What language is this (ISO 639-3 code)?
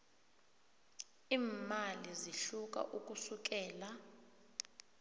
nbl